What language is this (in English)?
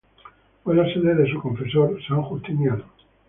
Spanish